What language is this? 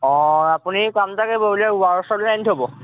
Assamese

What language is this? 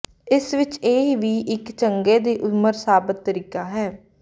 Punjabi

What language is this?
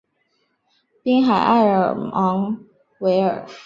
Chinese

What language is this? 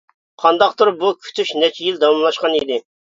Uyghur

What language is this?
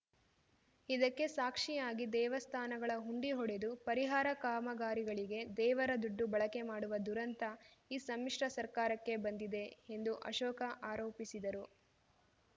Kannada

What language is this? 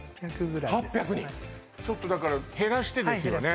Japanese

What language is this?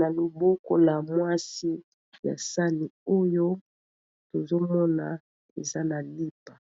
Lingala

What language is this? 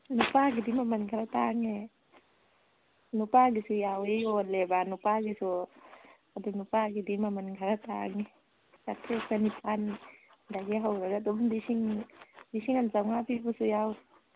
Manipuri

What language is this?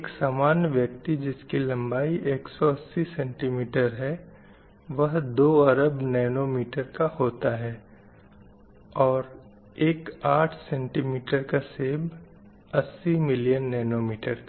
Hindi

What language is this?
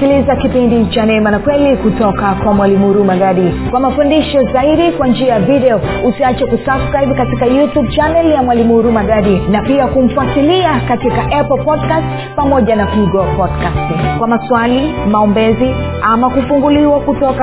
Swahili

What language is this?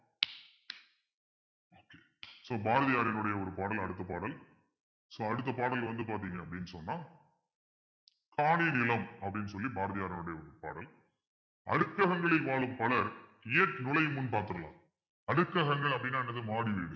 Tamil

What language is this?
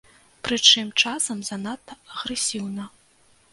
Belarusian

